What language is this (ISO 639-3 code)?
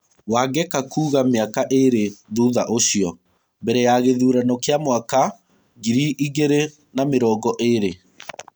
kik